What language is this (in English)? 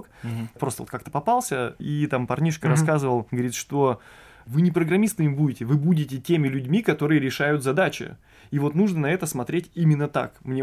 Russian